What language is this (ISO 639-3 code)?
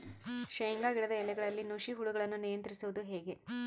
kan